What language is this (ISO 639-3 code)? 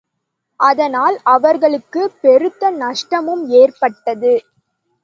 tam